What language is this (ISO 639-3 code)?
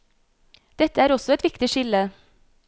nor